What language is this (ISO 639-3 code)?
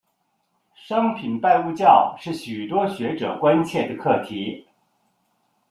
zho